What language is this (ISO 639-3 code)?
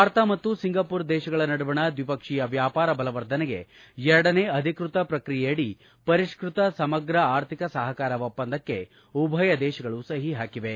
kan